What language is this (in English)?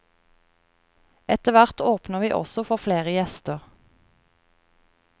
Norwegian